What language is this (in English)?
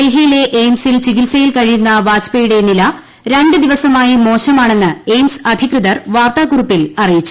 Malayalam